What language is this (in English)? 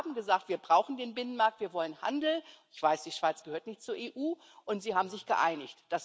German